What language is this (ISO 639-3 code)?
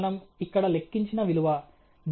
tel